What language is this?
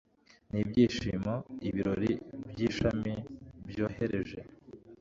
Kinyarwanda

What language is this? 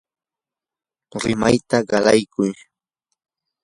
Yanahuanca Pasco Quechua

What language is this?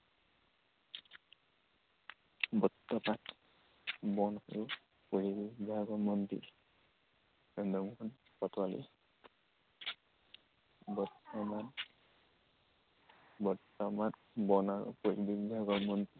Assamese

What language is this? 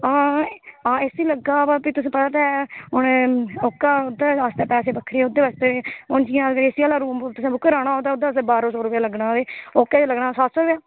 Dogri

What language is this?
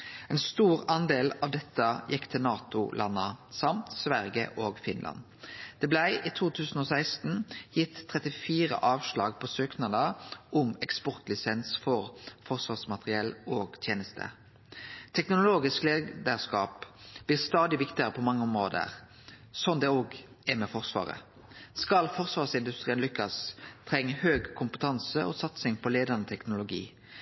Norwegian Nynorsk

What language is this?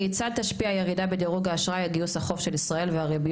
Hebrew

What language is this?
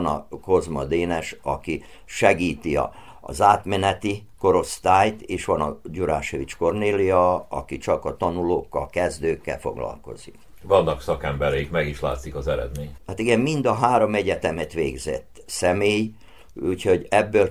Hungarian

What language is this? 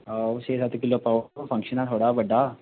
Dogri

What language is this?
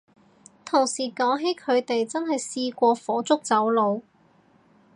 Cantonese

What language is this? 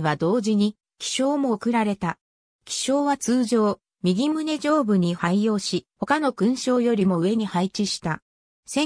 Japanese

